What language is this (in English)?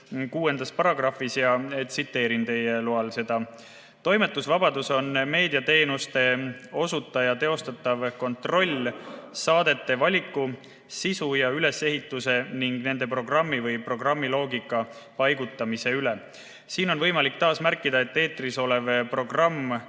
Estonian